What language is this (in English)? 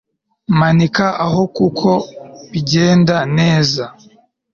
Kinyarwanda